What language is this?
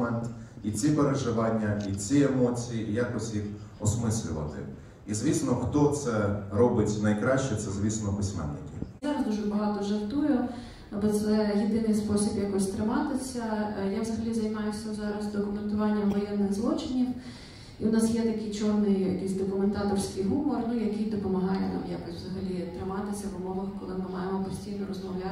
Ukrainian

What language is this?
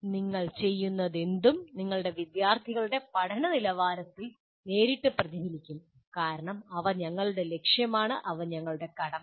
Malayalam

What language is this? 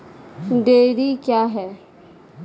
Maithili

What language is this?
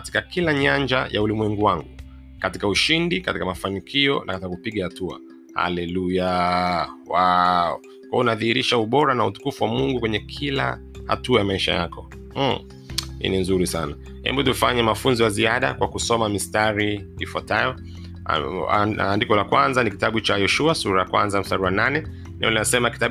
Swahili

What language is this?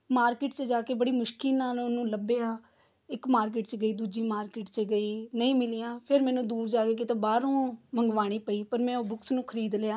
Punjabi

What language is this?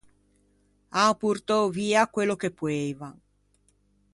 Ligurian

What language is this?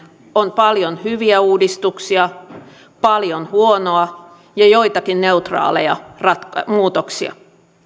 Finnish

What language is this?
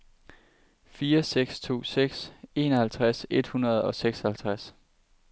Danish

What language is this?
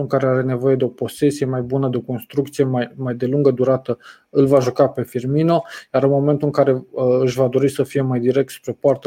Romanian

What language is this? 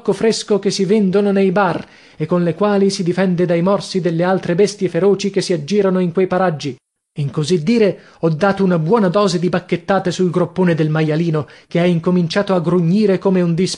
Italian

